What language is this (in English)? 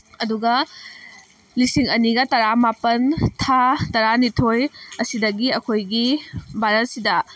Manipuri